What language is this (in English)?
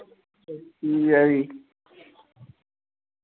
Dogri